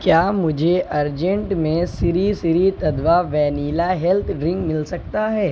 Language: Urdu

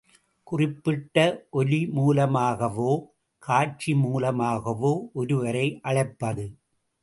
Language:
Tamil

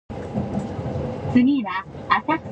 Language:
English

